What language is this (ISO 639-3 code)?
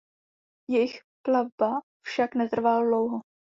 ces